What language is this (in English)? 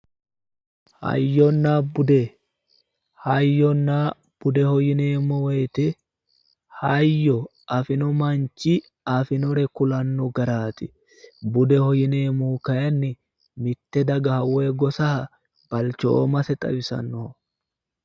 Sidamo